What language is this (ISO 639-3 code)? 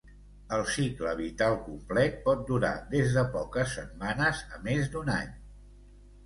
cat